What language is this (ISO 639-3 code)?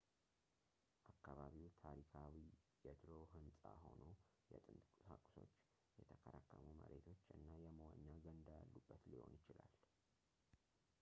amh